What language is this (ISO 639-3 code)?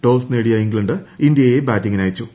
mal